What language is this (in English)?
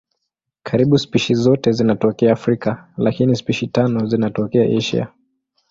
Swahili